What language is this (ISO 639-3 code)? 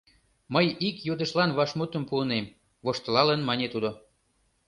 chm